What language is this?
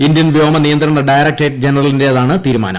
Malayalam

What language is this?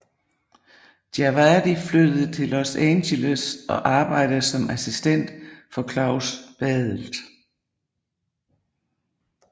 Danish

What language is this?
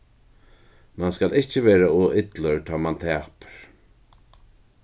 Faroese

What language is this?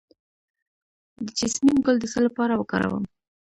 Pashto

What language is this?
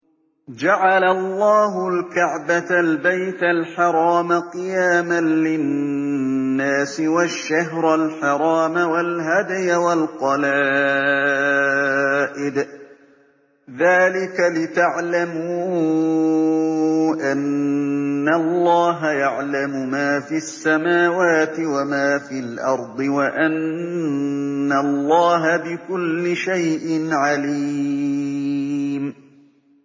Arabic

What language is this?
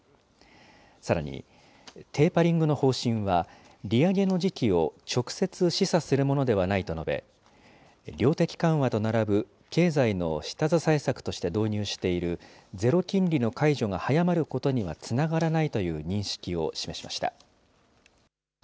Japanese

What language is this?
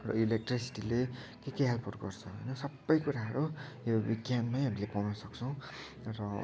Nepali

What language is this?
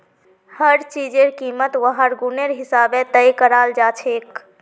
Magahi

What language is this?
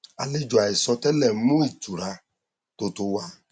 Yoruba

